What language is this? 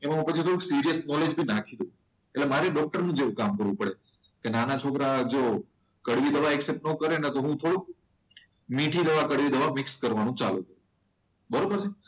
Gujarati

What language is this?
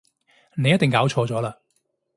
Cantonese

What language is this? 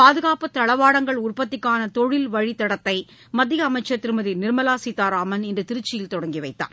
Tamil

